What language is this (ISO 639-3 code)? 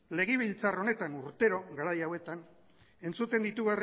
eus